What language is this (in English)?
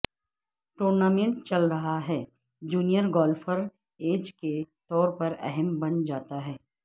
Urdu